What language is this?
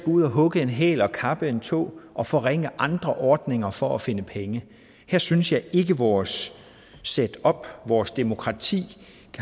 Danish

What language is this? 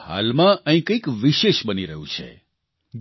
Gujarati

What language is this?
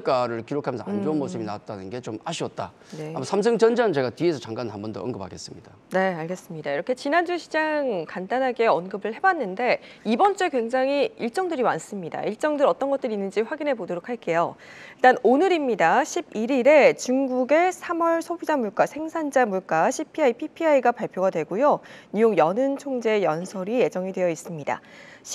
Korean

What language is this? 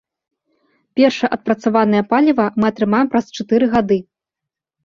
Belarusian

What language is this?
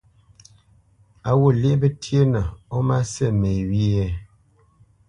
Bamenyam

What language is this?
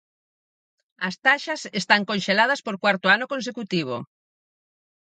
Galician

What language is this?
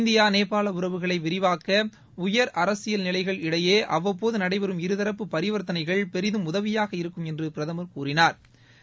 Tamil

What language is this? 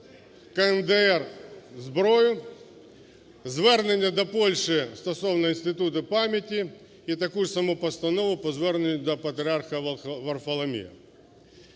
Ukrainian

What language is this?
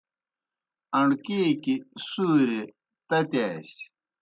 Kohistani Shina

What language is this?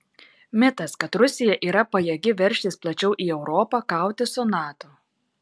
Lithuanian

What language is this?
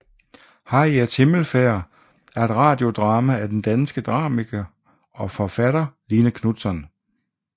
Danish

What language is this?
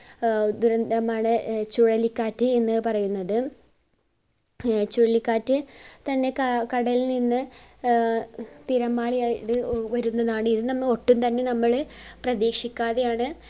Malayalam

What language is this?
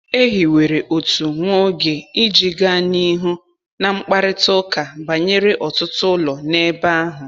Igbo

